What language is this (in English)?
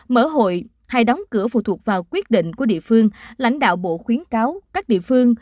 Vietnamese